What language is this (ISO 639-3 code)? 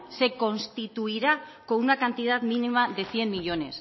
spa